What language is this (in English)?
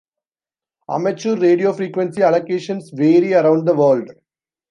English